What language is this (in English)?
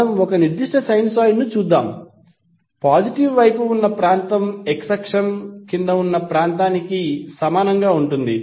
Telugu